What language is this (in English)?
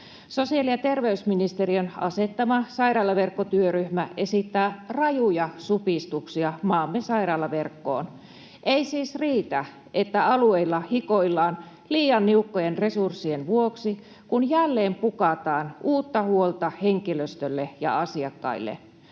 Finnish